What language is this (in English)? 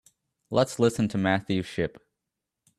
English